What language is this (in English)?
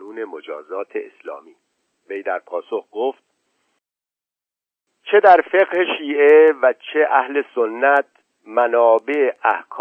Persian